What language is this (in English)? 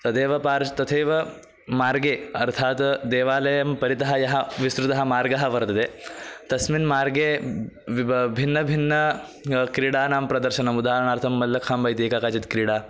Sanskrit